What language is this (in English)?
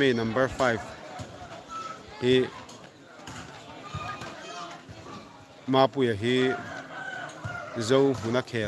Arabic